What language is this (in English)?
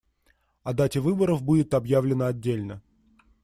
Russian